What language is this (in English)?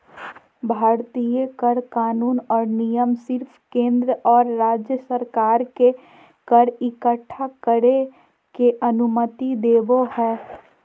Magahi